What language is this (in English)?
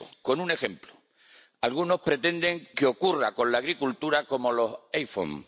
Spanish